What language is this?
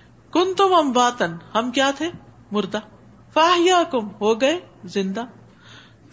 Urdu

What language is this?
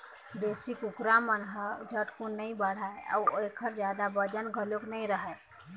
Chhattisgarhi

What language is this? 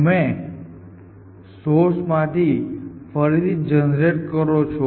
Gujarati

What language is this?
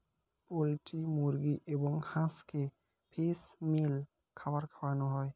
Bangla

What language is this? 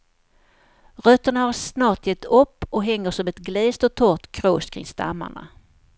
Swedish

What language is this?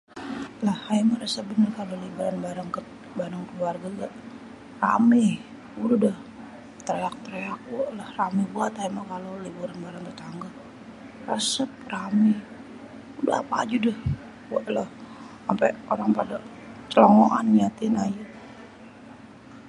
Betawi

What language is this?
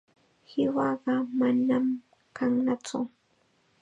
Chiquián Ancash Quechua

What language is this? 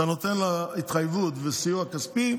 Hebrew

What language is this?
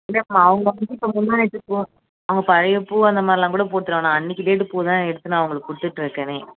Tamil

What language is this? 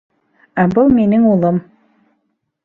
Bashkir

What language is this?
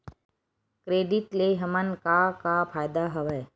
Chhattisgarhi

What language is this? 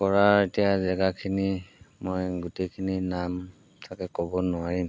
Assamese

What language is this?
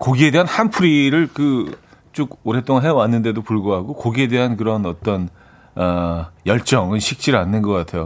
Korean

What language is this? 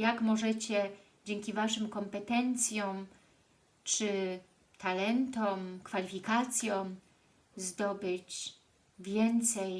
Polish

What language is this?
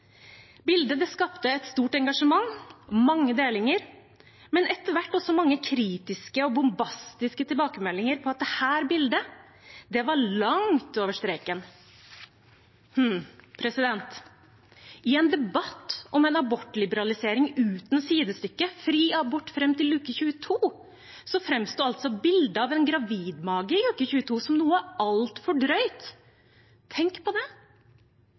Norwegian Bokmål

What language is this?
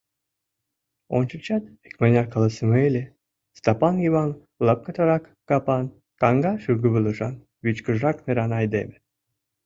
Mari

